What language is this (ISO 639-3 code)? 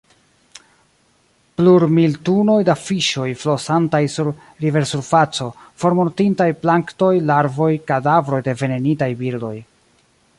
epo